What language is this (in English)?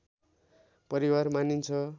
Nepali